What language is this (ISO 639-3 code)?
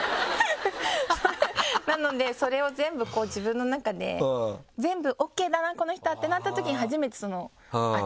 jpn